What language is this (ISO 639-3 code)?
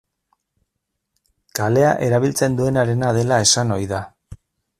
eus